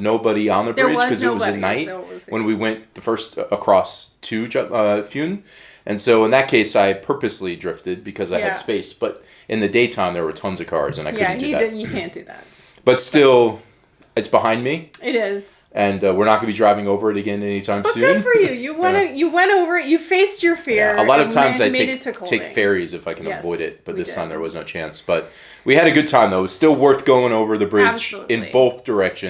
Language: English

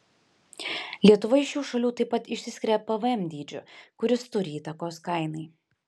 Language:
Lithuanian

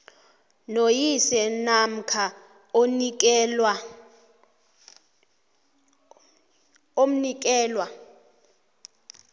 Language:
South Ndebele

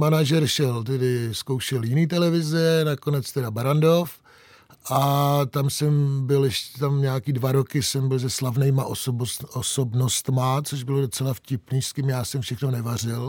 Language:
Czech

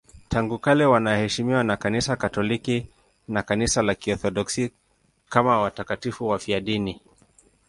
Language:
Swahili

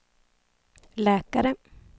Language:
Swedish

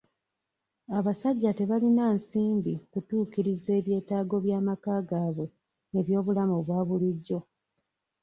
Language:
Ganda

